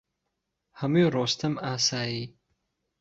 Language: Central Kurdish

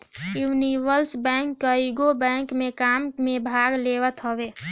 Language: Bhojpuri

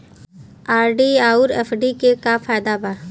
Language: Bhojpuri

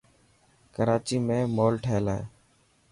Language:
Dhatki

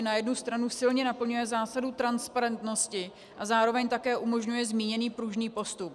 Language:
Czech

